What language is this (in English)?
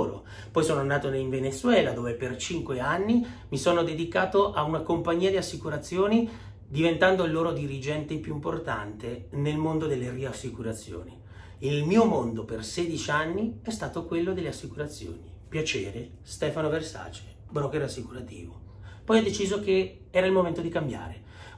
Italian